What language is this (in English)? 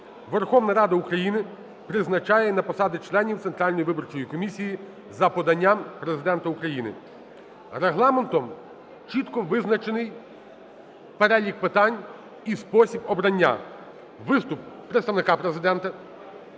Ukrainian